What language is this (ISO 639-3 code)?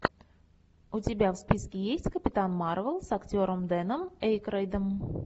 rus